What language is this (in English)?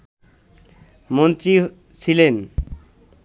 Bangla